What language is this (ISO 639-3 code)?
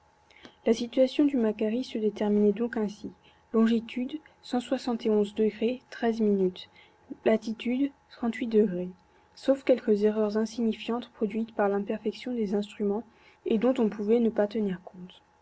fra